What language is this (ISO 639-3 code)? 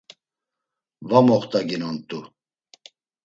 lzz